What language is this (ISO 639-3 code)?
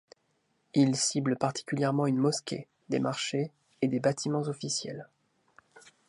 fra